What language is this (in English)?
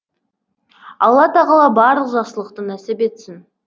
Kazakh